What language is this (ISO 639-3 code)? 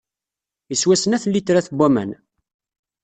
kab